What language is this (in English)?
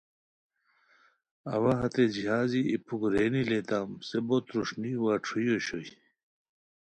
Khowar